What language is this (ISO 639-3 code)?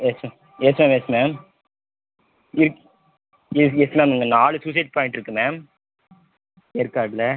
tam